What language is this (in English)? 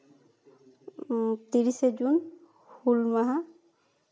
Santali